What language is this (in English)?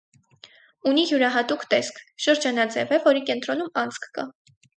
Armenian